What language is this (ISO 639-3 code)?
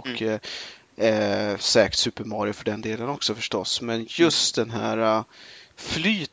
swe